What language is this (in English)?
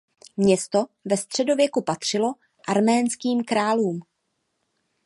Czech